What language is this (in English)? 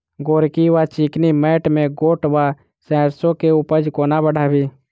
Maithili